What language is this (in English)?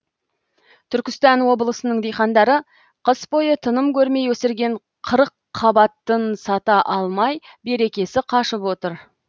Kazakh